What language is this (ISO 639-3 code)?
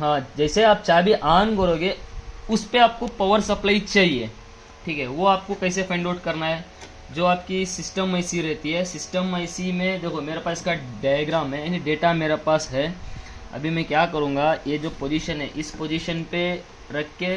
hin